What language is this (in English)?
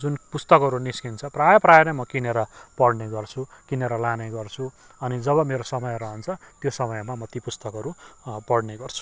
Nepali